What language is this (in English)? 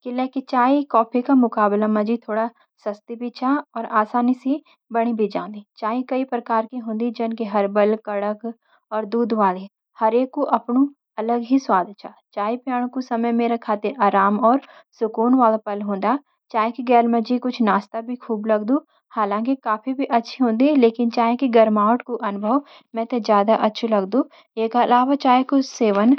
Garhwali